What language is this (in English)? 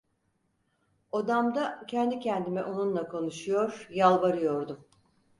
Turkish